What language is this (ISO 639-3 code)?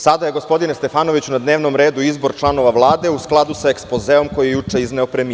srp